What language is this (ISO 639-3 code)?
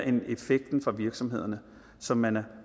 dan